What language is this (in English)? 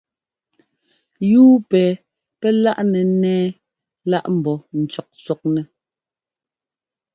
Ngomba